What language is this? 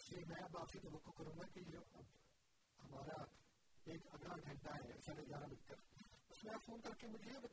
Urdu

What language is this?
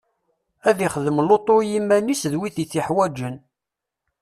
Kabyle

